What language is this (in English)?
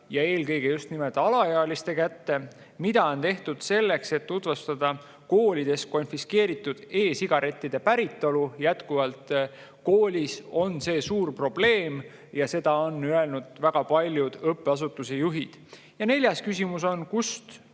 Estonian